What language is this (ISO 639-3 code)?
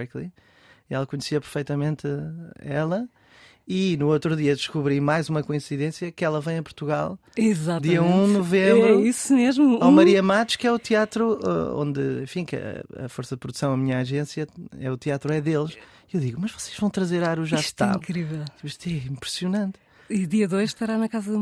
por